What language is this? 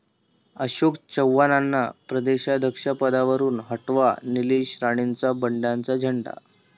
Marathi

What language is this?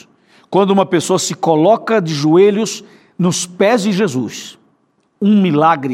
Portuguese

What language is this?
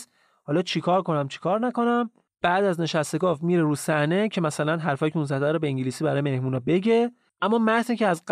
Persian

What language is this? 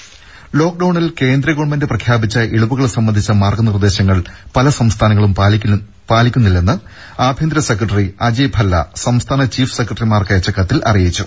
Malayalam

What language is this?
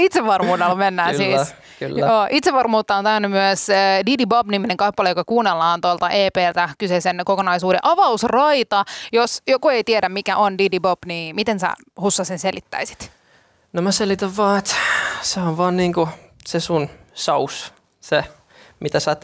Finnish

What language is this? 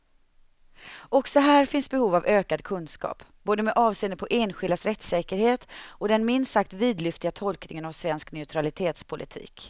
Swedish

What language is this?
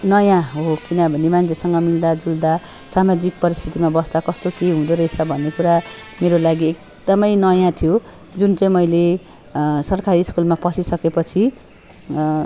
Nepali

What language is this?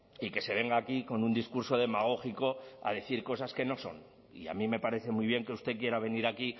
Spanish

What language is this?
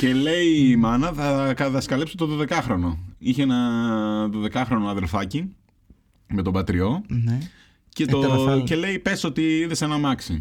Greek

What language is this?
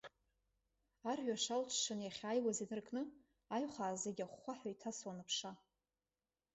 Abkhazian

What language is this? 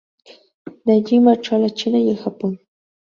Spanish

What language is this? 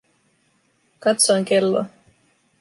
Finnish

